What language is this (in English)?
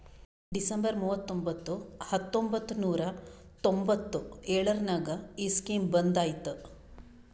Kannada